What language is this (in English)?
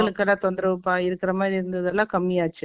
Tamil